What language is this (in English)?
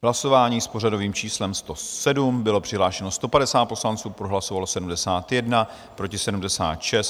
Czech